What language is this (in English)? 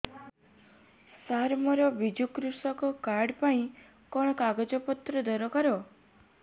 Odia